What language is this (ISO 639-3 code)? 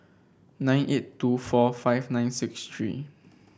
eng